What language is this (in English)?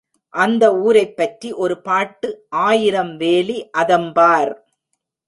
Tamil